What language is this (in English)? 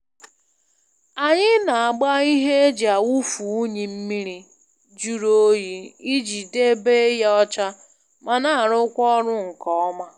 Igbo